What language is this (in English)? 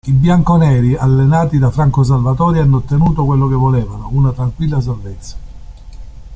Italian